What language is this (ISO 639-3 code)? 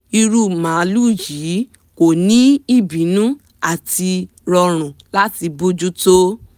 yor